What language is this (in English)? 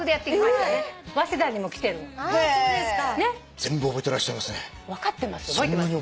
Japanese